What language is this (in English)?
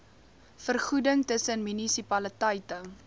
Afrikaans